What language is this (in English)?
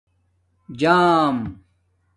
Domaaki